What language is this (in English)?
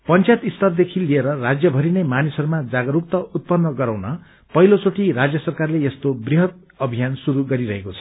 Nepali